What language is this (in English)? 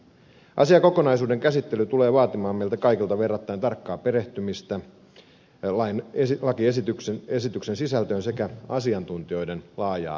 Finnish